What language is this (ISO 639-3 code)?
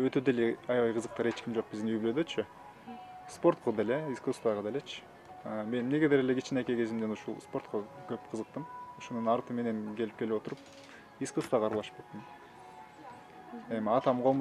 tur